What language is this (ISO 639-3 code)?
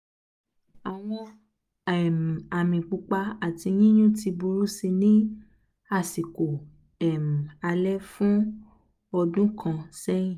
yor